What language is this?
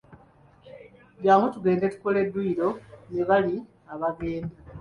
Ganda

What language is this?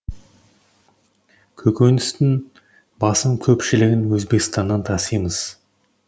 Kazakh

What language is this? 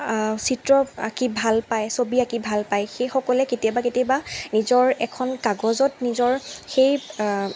Assamese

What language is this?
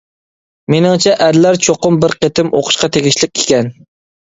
Uyghur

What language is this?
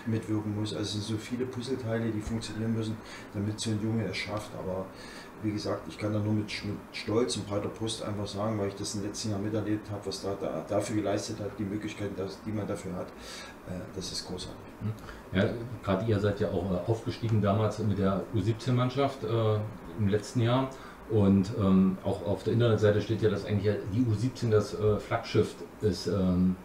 German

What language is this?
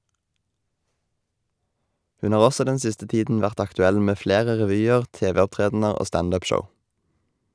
Norwegian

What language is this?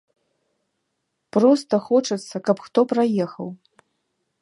Belarusian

